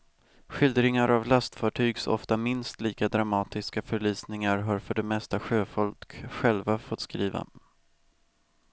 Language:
Swedish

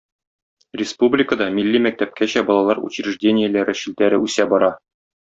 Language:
Tatar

